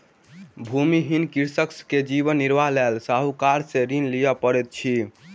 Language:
Maithili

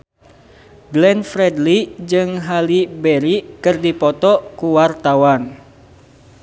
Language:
Sundanese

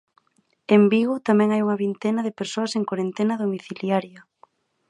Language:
Galician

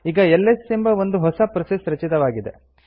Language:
Kannada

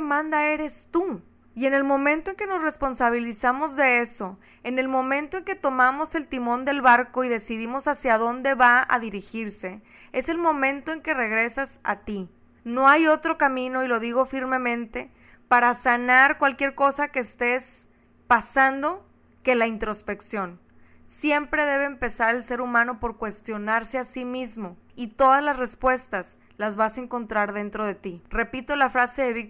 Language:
Spanish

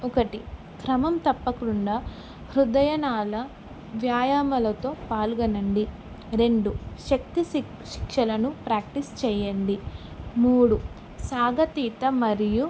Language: Telugu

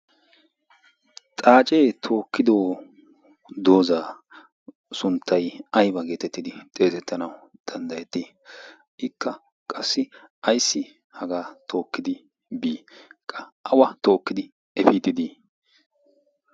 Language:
Wolaytta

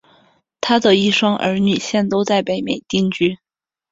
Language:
Chinese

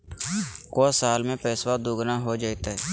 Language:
Magahi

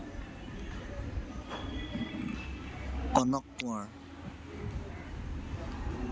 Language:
Assamese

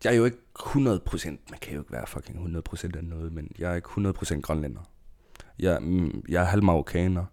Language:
Danish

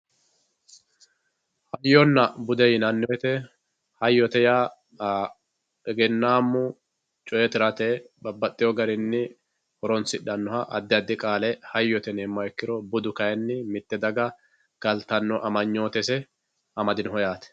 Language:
Sidamo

